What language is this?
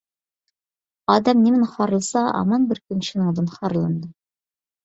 Uyghur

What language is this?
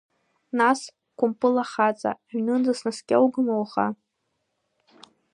Abkhazian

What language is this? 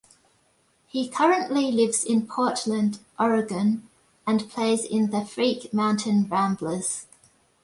English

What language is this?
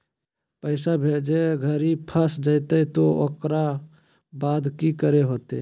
Magahi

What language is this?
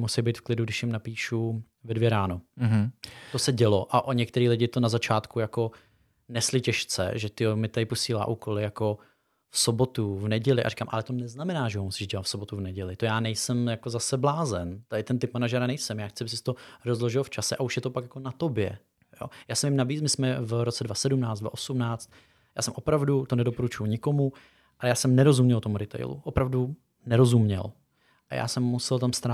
Czech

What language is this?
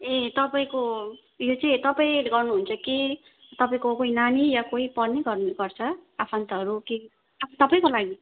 Nepali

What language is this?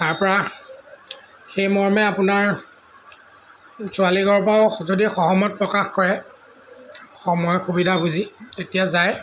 Assamese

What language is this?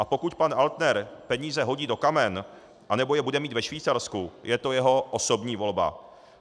Czech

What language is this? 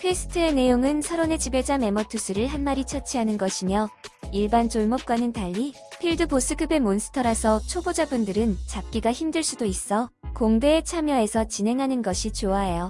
Korean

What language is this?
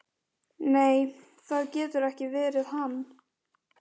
Icelandic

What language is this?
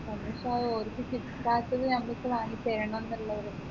Malayalam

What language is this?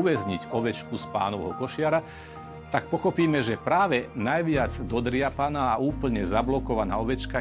Slovak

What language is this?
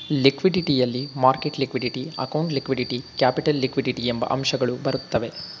Kannada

